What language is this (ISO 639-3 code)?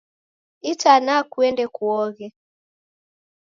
dav